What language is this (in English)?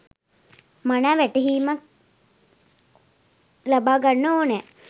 Sinhala